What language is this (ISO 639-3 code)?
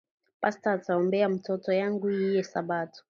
swa